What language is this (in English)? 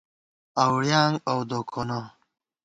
Gawar-Bati